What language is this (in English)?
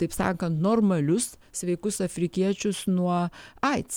Lithuanian